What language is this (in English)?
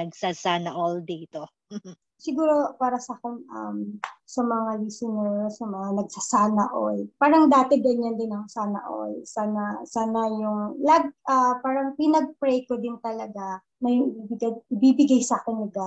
Filipino